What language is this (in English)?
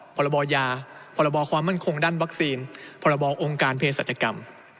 Thai